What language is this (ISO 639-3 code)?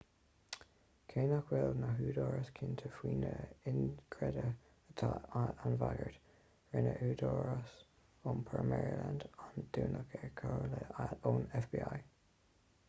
gle